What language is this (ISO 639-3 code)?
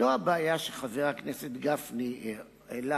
heb